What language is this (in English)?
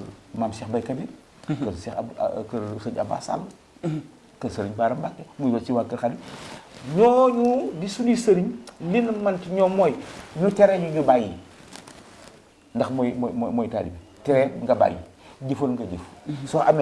Indonesian